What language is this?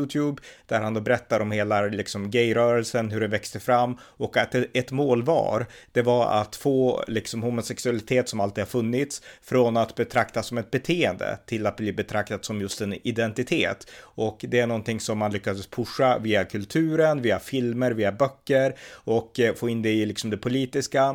Swedish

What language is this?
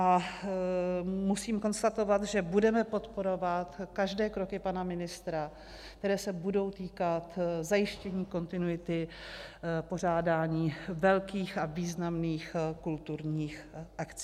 Czech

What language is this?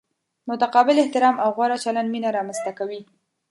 Pashto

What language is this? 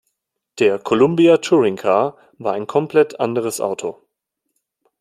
German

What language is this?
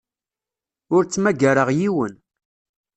Kabyle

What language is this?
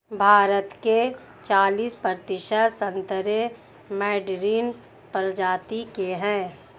Hindi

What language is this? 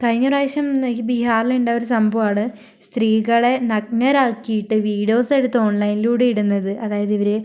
Malayalam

